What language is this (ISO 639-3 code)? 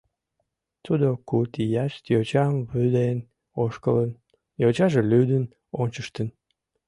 chm